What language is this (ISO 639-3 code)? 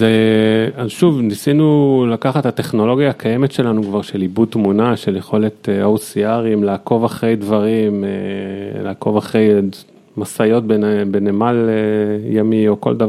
heb